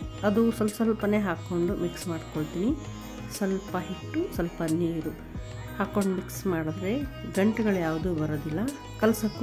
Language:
Arabic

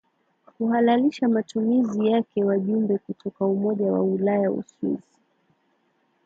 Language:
Swahili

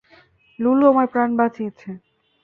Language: Bangla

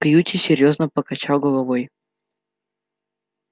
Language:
Russian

